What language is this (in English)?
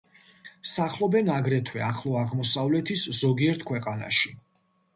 Georgian